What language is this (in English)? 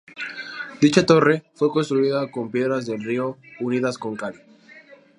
Spanish